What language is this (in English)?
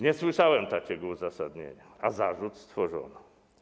Polish